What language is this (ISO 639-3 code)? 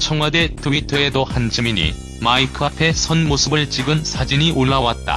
kor